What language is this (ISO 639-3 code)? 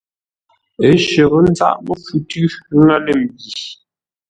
nla